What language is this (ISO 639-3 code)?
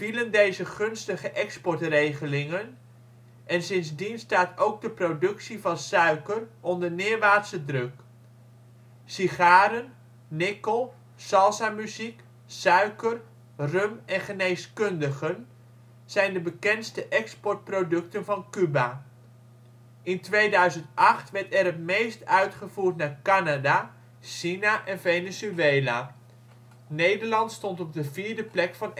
nld